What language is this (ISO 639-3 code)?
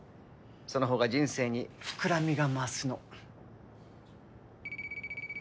jpn